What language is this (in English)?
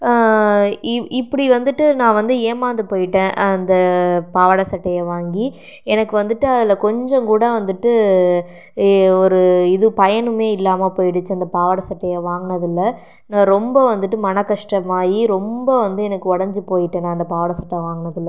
Tamil